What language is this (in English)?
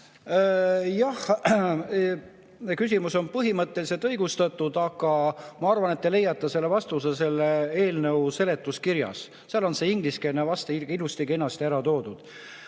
Estonian